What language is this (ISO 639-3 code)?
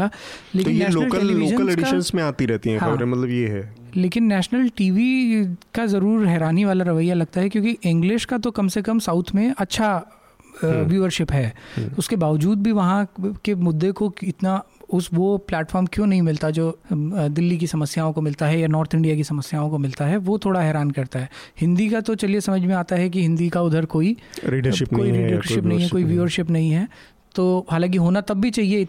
hin